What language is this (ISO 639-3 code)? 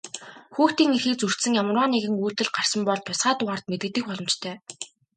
mon